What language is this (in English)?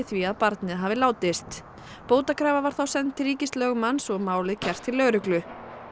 Icelandic